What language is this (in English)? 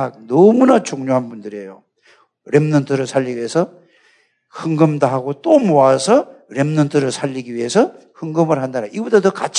Korean